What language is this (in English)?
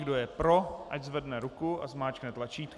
Czech